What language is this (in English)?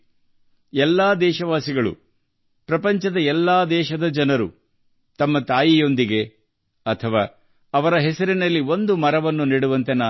Kannada